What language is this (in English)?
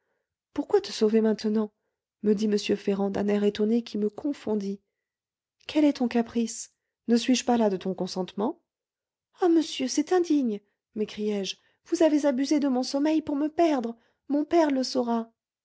French